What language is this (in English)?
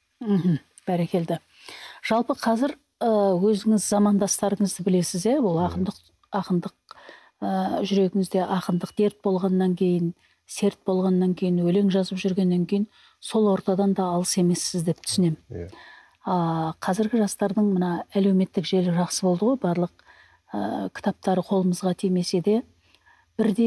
Turkish